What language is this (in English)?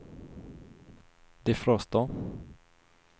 Swedish